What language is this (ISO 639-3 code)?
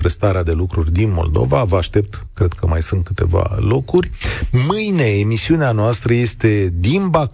ron